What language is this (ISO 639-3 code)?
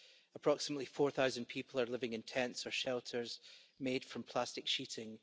eng